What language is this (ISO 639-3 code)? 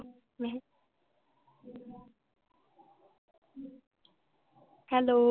pan